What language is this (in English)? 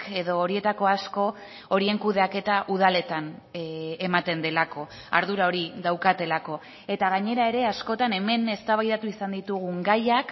Basque